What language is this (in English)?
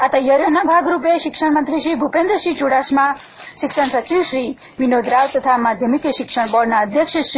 Gujarati